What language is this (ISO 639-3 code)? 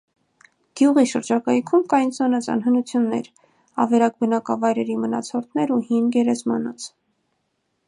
hye